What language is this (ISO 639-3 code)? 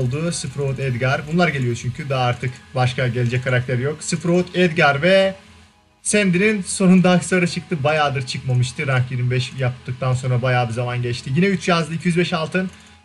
tur